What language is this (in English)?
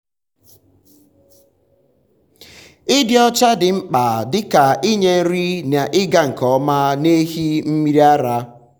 Igbo